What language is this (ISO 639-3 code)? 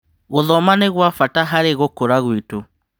kik